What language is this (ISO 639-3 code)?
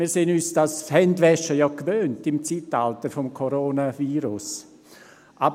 gsw